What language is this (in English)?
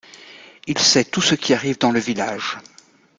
French